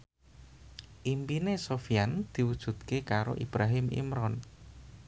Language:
Javanese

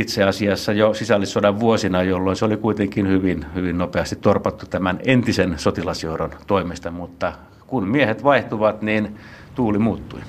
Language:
Finnish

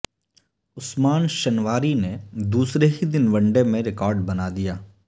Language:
Urdu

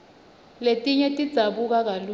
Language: Swati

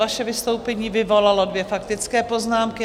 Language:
Czech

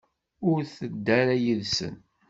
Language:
Kabyle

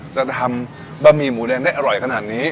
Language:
Thai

